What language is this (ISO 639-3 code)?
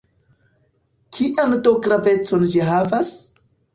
epo